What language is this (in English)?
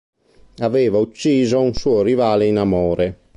Italian